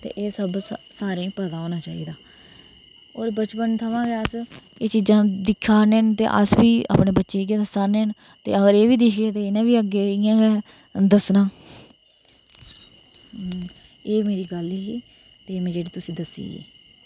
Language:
Dogri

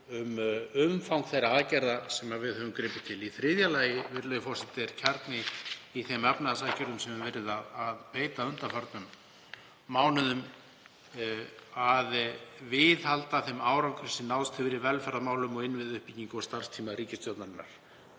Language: Icelandic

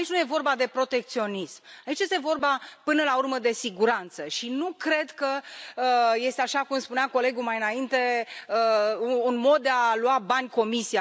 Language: Romanian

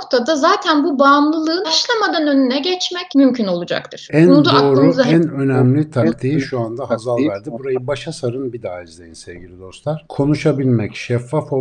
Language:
Turkish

